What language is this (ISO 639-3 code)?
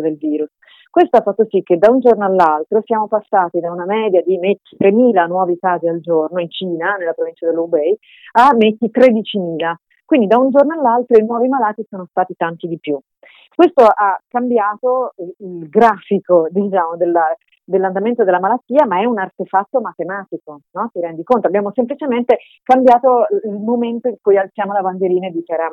ita